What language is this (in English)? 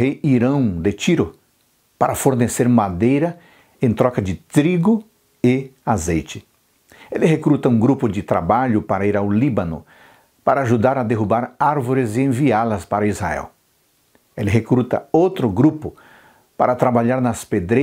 Portuguese